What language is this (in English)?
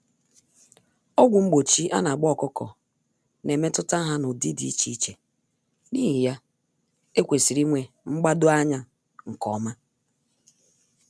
Igbo